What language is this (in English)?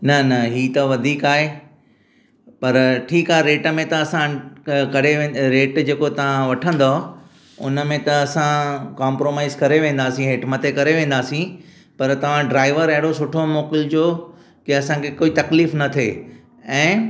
Sindhi